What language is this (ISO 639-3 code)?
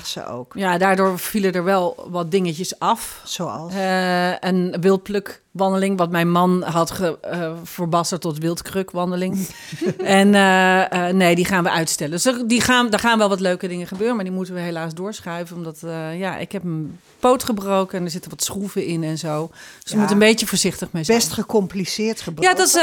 nld